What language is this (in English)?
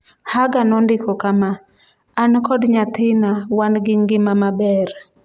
Luo (Kenya and Tanzania)